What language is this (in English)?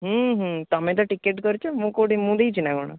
Odia